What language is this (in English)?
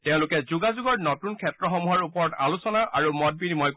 Assamese